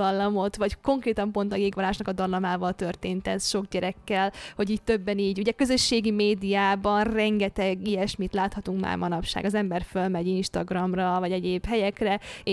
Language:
Hungarian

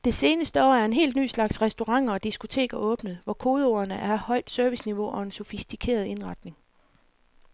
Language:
Danish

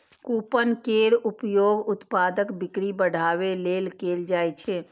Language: Maithili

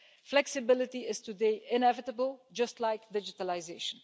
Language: English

